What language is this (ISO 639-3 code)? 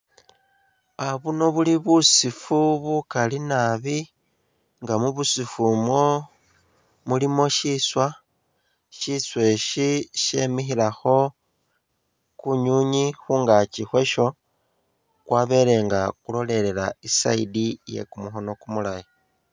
myx